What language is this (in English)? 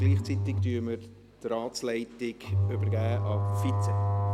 Swiss German